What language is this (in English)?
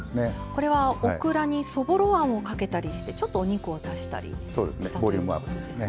Japanese